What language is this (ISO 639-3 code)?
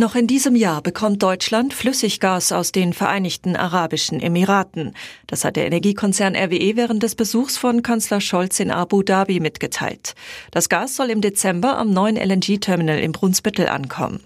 deu